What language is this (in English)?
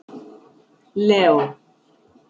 Icelandic